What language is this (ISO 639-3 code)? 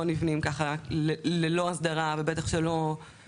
heb